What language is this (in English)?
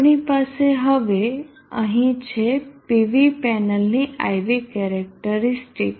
Gujarati